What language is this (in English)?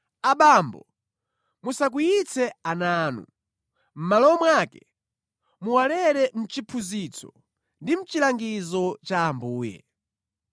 Nyanja